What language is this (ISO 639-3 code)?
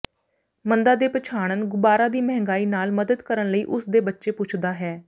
pan